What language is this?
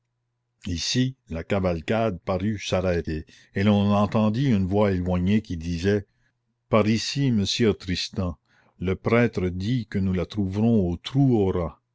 French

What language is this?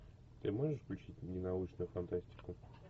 Russian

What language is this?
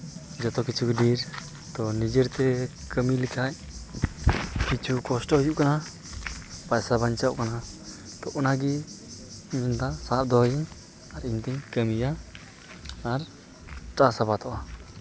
Santali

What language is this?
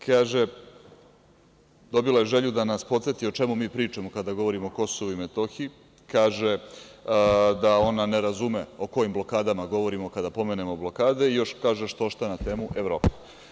Serbian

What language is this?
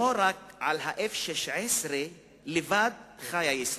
Hebrew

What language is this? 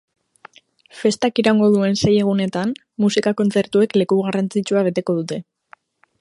Basque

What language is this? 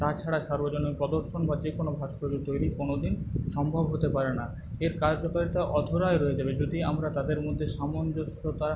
Bangla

